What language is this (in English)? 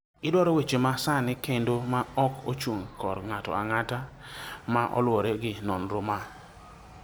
Luo (Kenya and Tanzania)